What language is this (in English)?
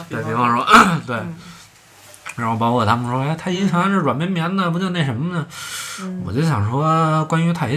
Chinese